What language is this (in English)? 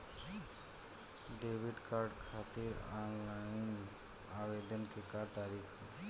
Bhojpuri